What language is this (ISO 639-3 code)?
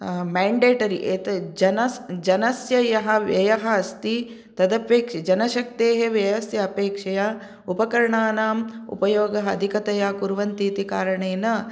san